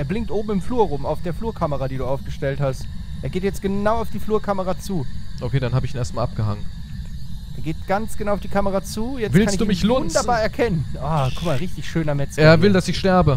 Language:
German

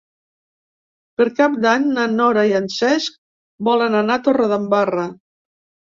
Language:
Catalan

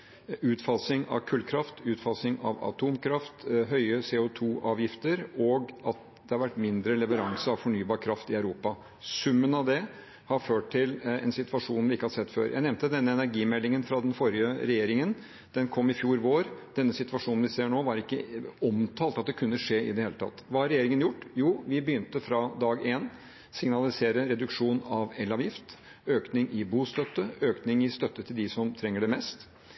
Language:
Norwegian Bokmål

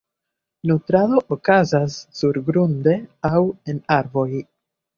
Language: Esperanto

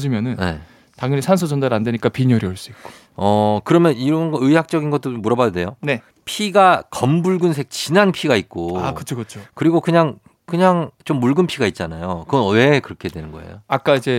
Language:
Korean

